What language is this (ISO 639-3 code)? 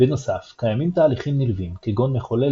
heb